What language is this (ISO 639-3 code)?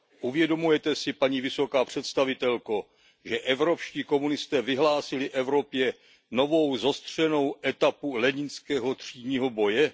ces